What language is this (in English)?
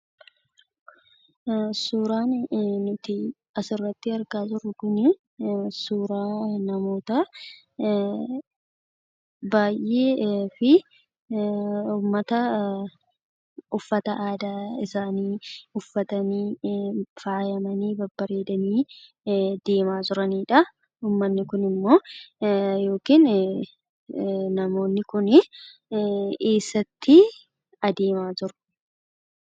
Oromo